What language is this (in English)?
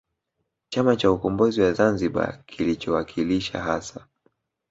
Swahili